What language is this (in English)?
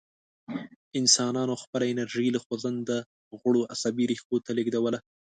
Pashto